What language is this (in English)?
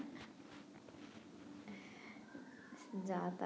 Bangla